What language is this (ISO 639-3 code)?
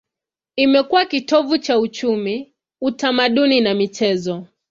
swa